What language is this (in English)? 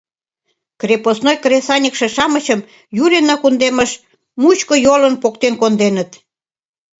Mari